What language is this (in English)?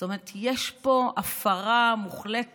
Hebrew